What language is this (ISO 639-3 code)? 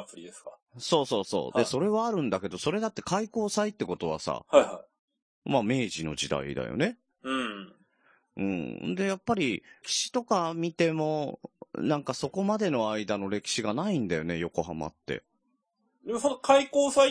jpn